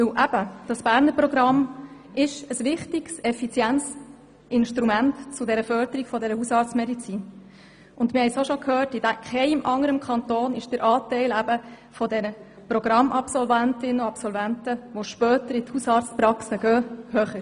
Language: Swiss German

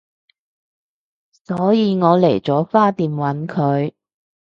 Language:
Cantonese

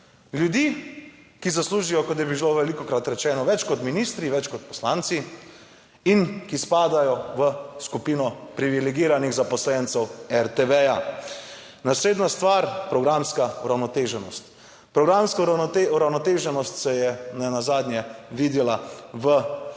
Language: Slovenian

